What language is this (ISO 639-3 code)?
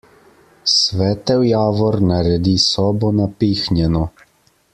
slv